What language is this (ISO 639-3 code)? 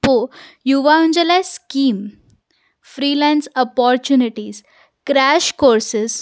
snd